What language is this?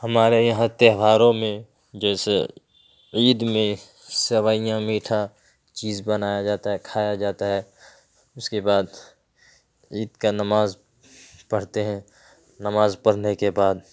Urdu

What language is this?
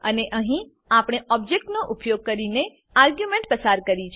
Gujarati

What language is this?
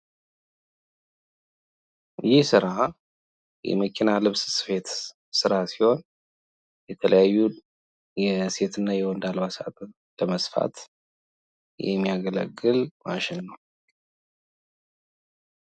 Amharic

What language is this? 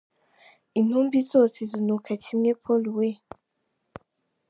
Kinyarwanda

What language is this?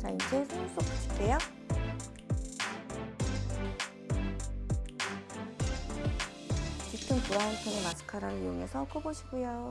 Korean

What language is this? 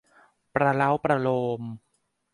Thai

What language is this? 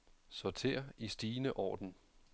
Danish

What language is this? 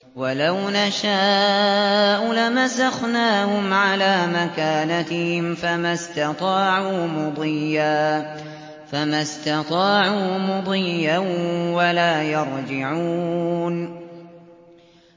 Arabic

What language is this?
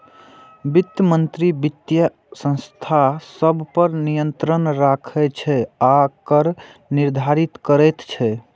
Maithili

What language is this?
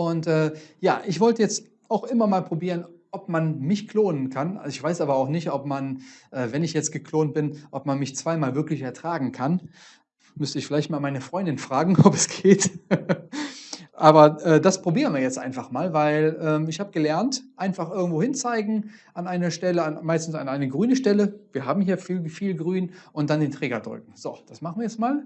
German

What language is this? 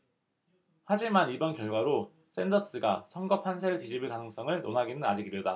Korean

